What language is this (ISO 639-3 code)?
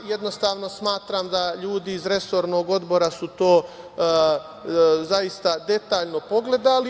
srp